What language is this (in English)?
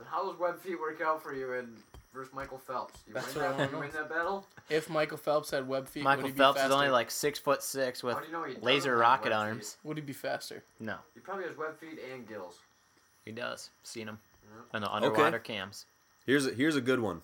English